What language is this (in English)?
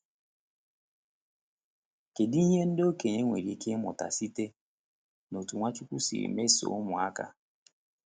Igbo